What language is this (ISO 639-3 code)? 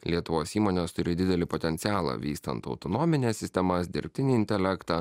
lit